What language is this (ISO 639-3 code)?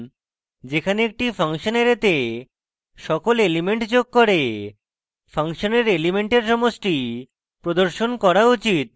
ben